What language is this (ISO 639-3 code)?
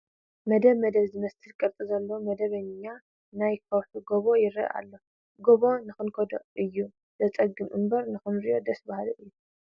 tir